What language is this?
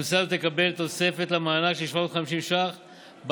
Hebrew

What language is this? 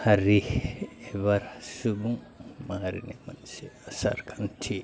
Bodo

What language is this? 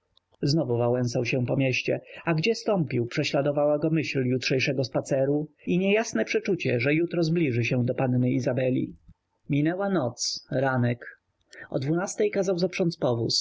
Polish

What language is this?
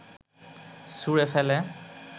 Bangla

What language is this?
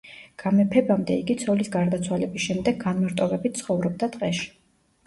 Georgian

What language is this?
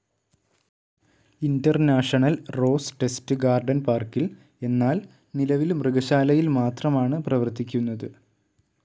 Malayalam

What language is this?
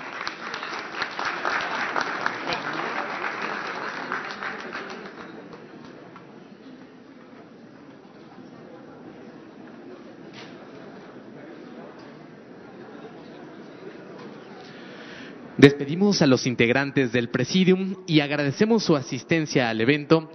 Spanish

